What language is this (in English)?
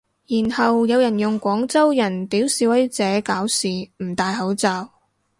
Cantonese